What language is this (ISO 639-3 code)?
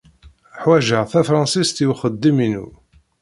kab